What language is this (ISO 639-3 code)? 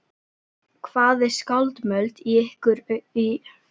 isl